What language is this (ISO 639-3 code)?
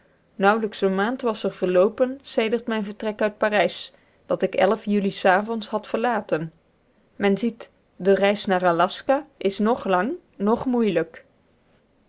nld